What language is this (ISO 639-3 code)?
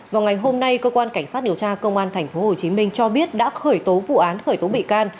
vie